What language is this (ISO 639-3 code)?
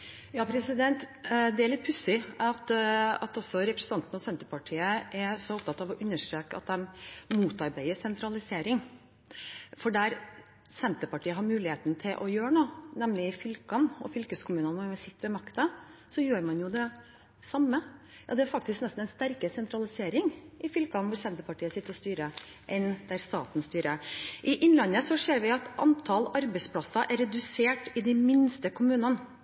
nob